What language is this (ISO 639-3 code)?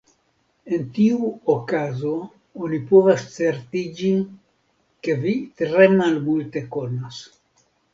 epo